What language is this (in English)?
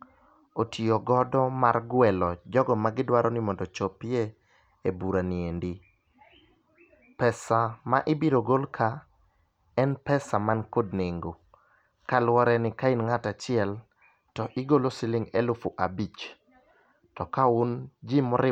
Luo (Kenya and Tanzania)